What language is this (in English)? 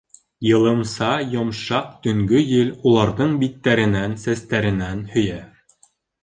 Bashkir